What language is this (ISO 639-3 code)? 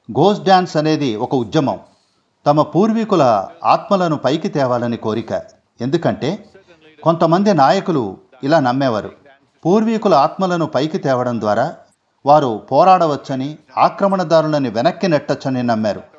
hin